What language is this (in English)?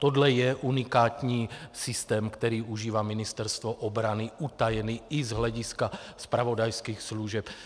Czech